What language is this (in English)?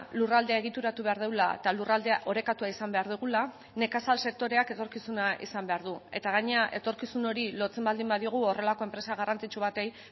Basque